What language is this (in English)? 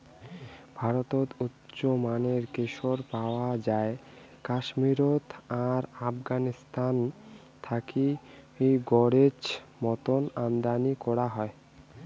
Bangla